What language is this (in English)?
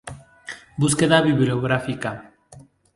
Spanish